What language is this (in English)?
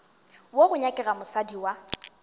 Northern Sotho